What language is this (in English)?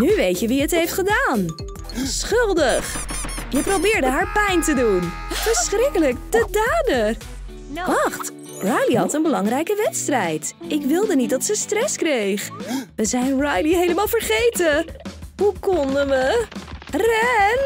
Dutch